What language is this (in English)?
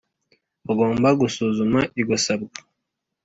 Kinyarwanda